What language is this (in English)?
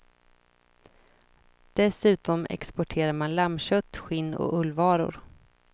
Swedish